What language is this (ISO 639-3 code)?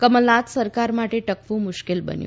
guj